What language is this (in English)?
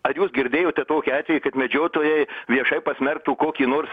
Lithuanian